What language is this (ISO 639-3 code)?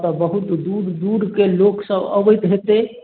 mai